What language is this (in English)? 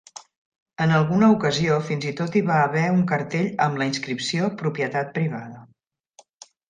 Catalan